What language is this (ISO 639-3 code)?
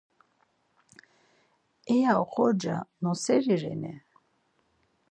lzz